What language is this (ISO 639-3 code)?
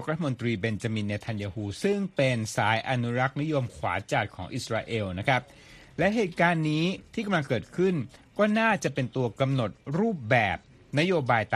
tha